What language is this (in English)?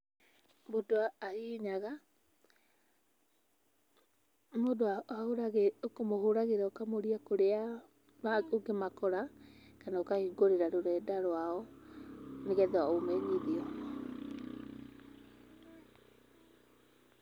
Kikuyu